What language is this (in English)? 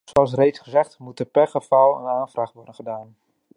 Dutch